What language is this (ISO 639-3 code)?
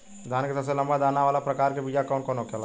bho